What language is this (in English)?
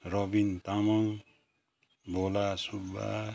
Nepali